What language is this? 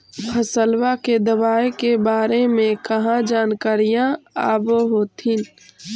Magahi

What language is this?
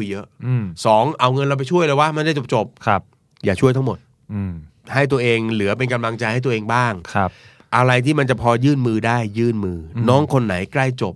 Thai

